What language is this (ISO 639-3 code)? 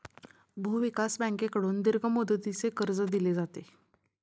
mar